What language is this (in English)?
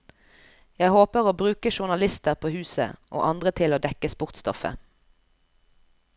Norwegian